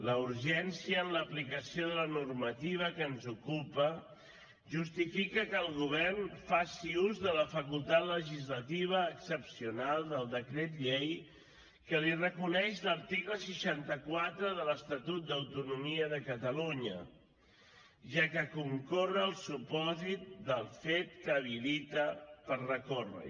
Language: Catalan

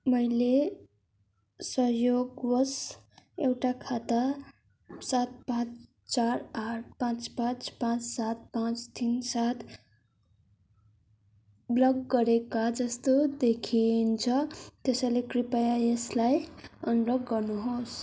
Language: Nepali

